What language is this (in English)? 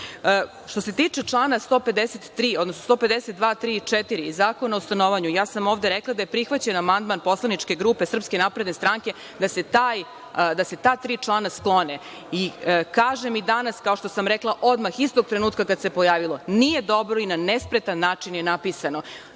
Serbian